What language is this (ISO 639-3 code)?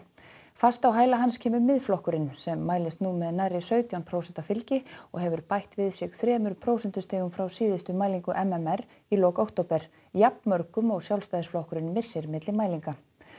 isl